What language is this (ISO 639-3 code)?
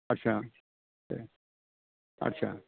brx